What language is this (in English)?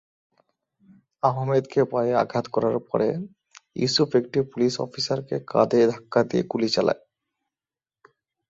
Bangla